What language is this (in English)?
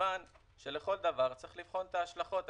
Hebrew